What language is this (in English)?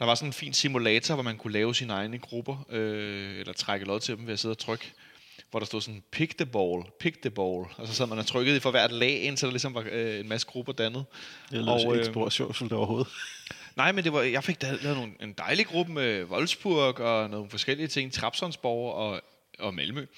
Danish